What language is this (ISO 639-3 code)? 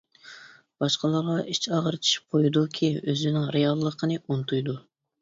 uig